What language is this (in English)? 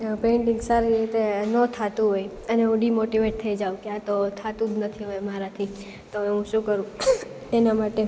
Gujarati